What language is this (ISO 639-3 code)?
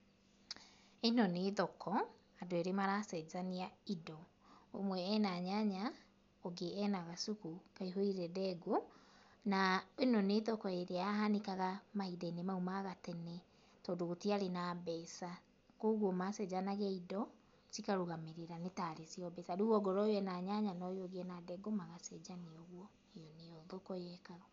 kik